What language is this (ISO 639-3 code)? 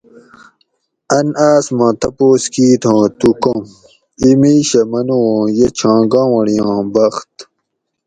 gwc